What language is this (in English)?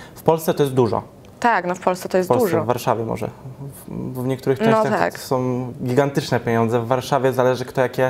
Polish